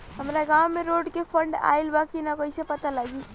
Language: Bhojpuri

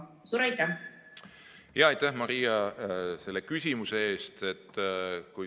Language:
Estonian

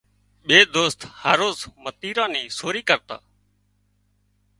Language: Wadiyara Koli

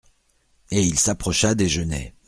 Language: French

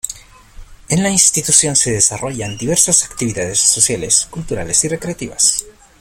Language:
Spanish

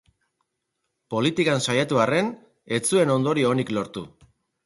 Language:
Basque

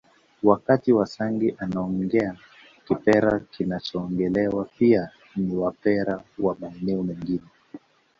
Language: Swahili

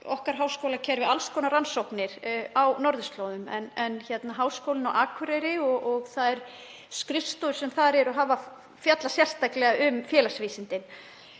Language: Icelandic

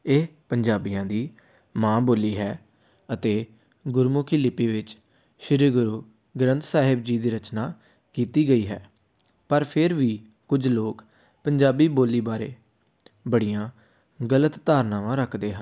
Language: Punjabi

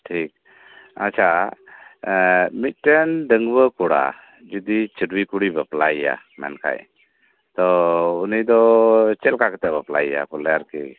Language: Santali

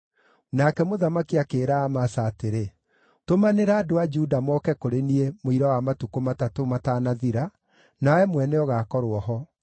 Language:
Kikuyu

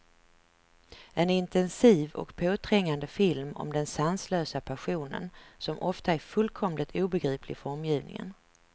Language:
Swedish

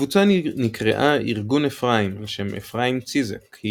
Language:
Hebrew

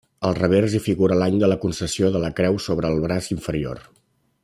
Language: Catalan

